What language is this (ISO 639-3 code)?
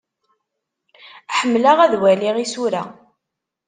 kab